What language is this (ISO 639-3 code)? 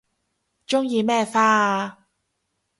yue